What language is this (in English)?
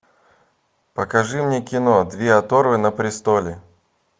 Russian